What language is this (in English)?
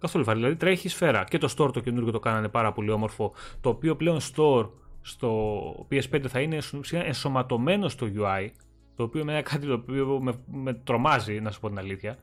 Greek